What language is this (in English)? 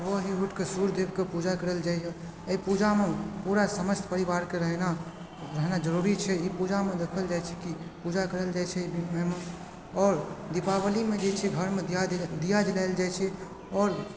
Maithili